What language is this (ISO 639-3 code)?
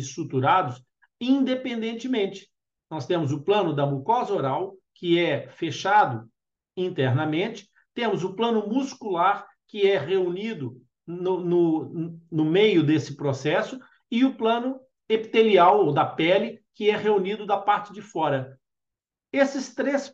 por